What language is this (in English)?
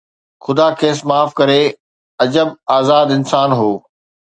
Sindhi